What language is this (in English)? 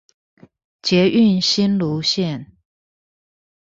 Chinese